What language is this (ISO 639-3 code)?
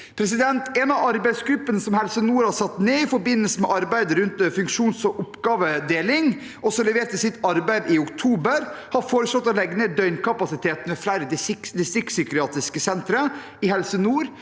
nor